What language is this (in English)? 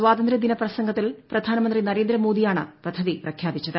Malayalam